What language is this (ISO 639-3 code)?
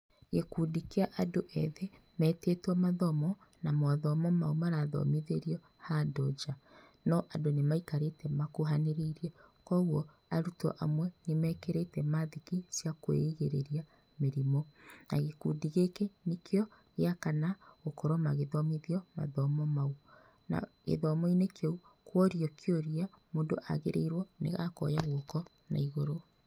kik